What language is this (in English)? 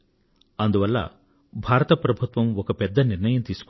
Telugu